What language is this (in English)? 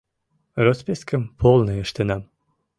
Mari